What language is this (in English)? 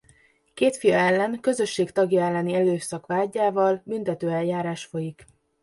Hungarian